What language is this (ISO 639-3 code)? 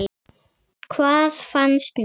isl